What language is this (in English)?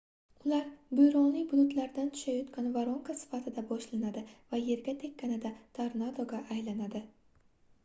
Uzbek